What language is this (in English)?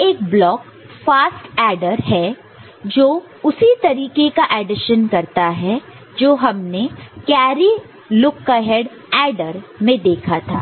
Hindi